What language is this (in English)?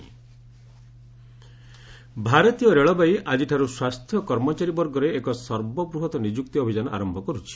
Odia